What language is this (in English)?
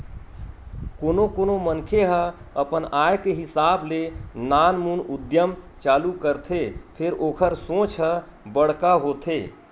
Chhattisgarhi